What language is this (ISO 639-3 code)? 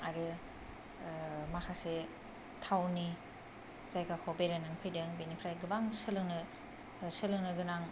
brx